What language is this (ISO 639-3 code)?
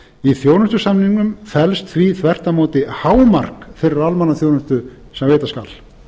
isl